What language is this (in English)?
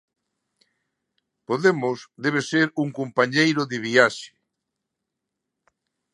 Galician